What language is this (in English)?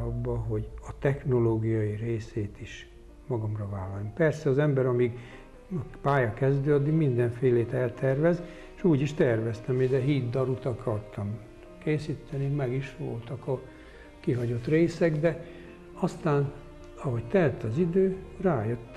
Hungarian